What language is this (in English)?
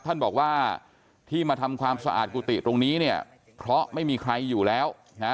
Thai